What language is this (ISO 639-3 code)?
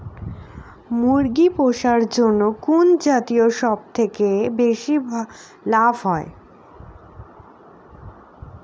ben